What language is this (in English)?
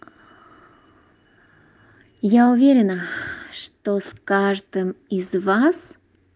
Russian